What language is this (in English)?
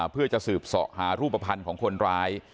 Thai